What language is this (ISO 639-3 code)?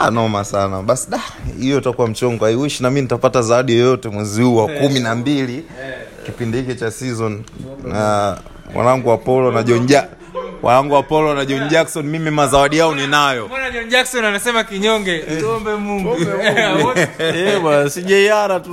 swa